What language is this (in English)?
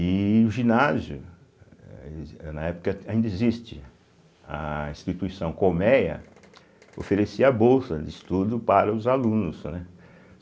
Portuguese